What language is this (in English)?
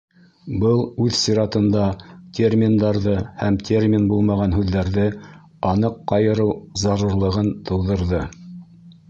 Bashkir